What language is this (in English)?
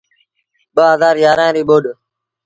Sindhi Bhil